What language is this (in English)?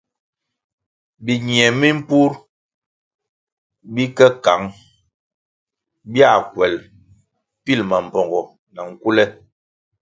Kwasio